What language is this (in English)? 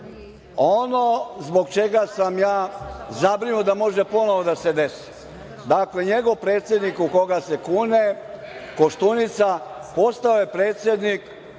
Serbian